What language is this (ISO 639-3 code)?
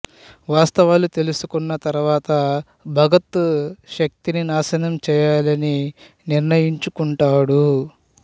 tel